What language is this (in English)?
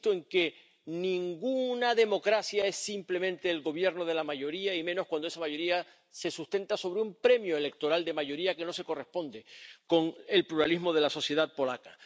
Spanish